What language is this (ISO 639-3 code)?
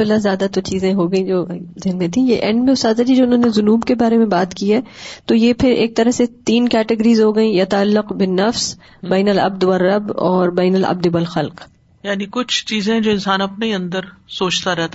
urd